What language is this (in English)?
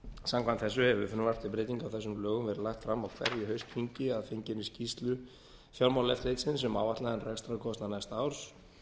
Icelandic